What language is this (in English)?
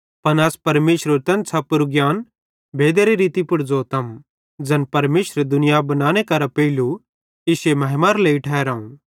Bhadrawahi